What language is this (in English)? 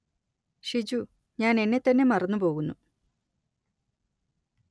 Malayalam